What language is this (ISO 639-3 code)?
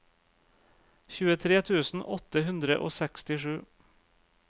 nor